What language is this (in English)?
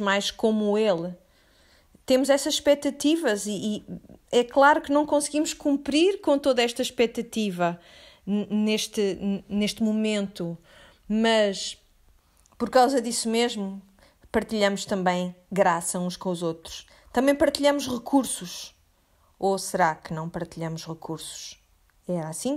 Portuguese